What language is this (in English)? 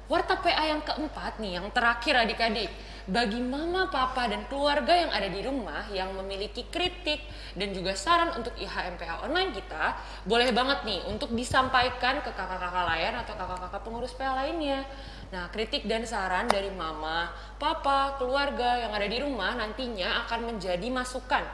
Indonesian